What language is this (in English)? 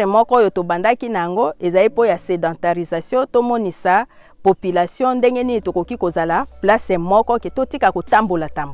French